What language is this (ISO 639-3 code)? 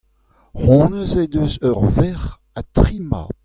bre